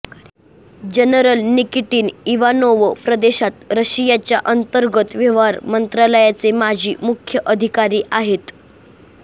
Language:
Marathi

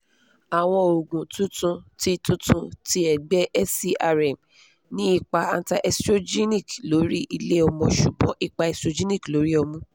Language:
Yoruba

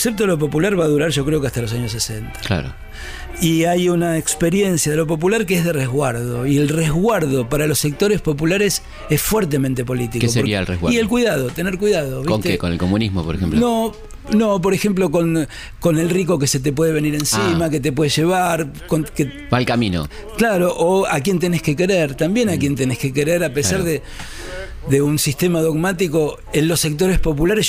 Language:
Spanish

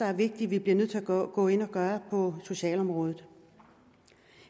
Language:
Danish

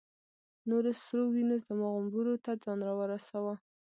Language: Pashto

